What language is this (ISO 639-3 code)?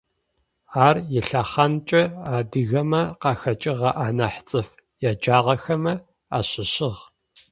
ady